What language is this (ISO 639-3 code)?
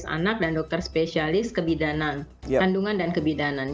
ind